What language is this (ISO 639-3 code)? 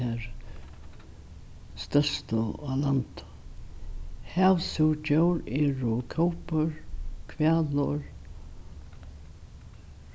fao